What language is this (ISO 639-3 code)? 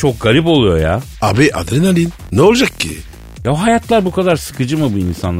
tur